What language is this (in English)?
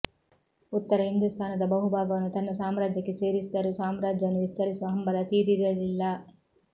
Kannada